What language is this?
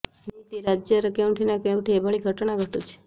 Odia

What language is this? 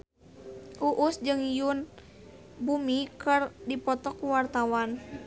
Sundanese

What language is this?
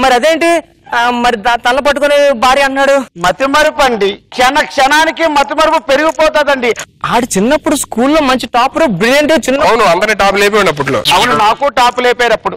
Telugu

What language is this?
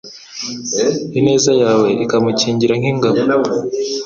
Kinyarwanda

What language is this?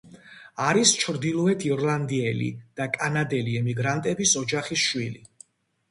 Georgian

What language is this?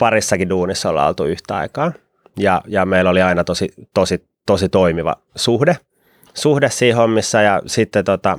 Finnish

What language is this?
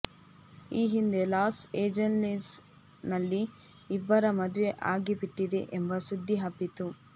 Kannada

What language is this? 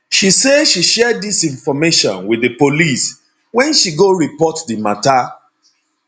Nigerian Pidgin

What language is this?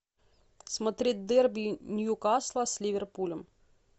Russian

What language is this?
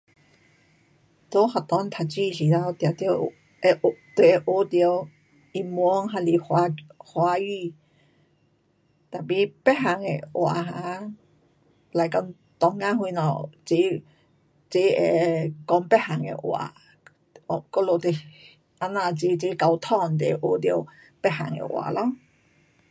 Pu-Xian Chinese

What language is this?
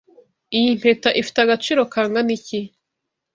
Kinyarwanda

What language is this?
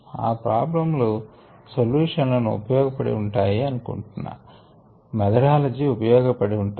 Telugu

